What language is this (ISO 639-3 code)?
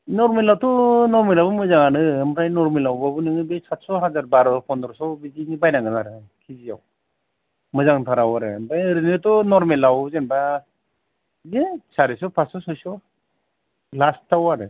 brx